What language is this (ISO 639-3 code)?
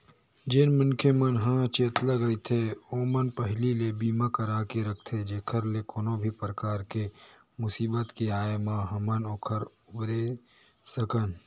hne